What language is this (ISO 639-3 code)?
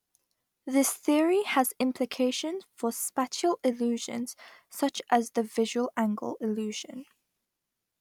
eng